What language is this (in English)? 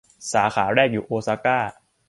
Thai